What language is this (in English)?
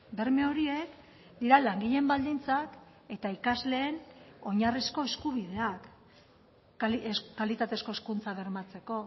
Basque